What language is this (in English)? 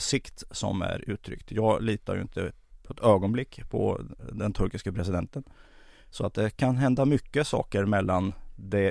Swedish